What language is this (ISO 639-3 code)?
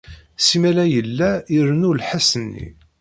kab